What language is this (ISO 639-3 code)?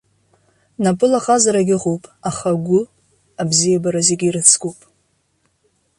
abk